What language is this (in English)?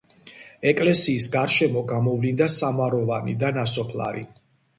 Georgian